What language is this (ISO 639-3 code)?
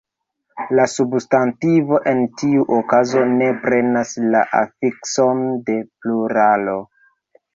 epo